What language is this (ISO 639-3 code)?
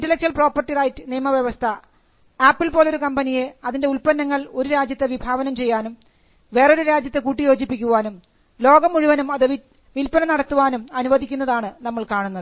mal